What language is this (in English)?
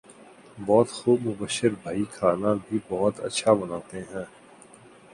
Urdu